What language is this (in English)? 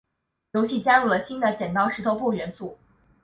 Chinese